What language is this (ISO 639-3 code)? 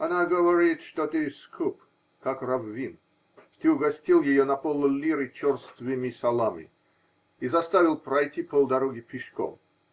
rus